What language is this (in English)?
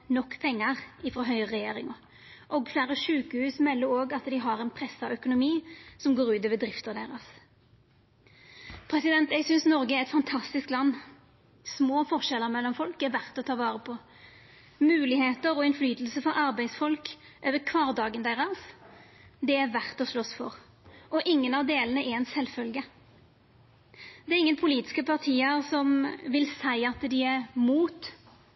Norwegian Nynorsk